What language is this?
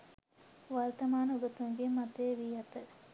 Sinhala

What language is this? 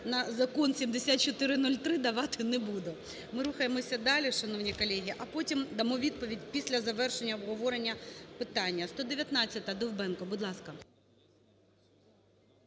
Ukrainian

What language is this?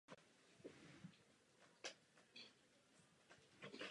Czech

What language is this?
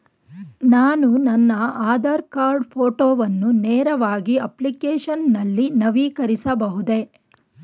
Kannada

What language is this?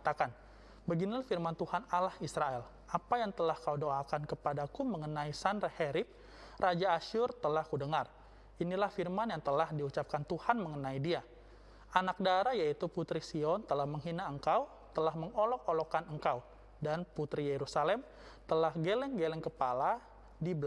Indonesian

